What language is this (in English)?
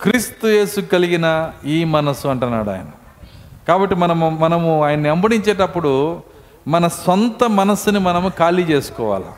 Telugu